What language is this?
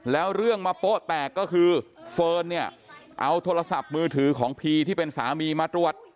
Thai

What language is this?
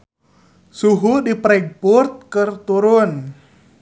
Sundanese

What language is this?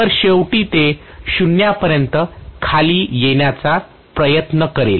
Marathi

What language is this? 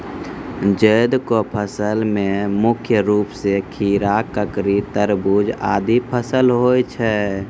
Maithili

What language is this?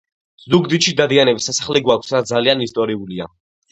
Georgian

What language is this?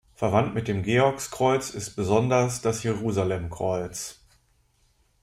German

